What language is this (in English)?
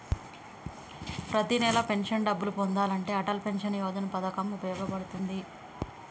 Telugu